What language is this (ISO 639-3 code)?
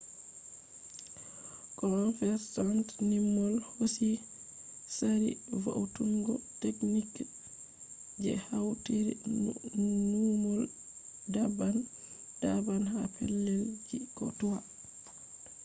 ful